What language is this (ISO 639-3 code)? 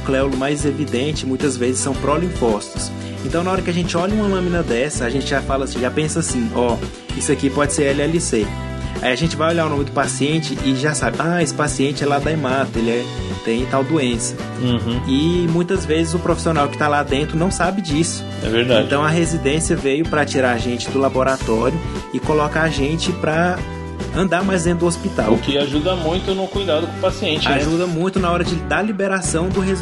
por